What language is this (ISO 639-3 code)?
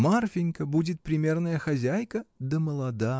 rus